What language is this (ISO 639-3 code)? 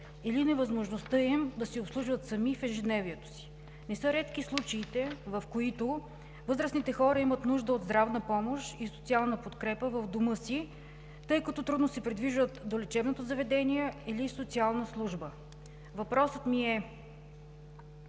bul